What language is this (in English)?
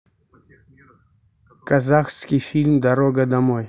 Russian